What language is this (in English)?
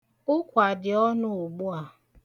Igbo